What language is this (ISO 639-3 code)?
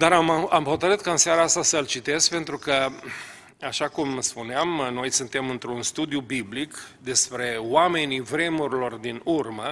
ron